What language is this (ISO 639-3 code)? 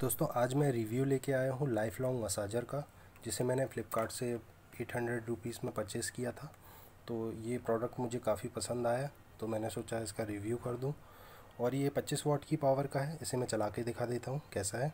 hin